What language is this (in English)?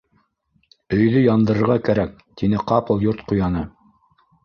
Bashkir